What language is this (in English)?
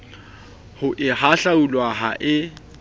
Southern Sotho